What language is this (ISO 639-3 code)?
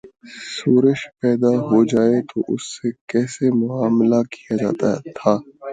urd